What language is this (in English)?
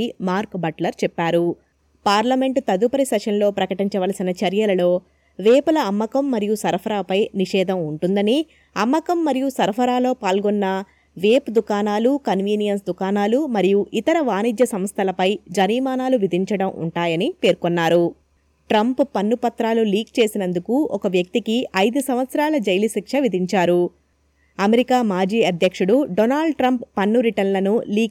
Telugu